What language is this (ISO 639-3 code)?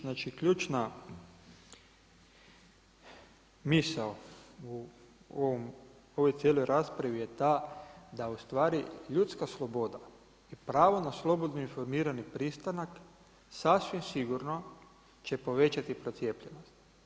hrv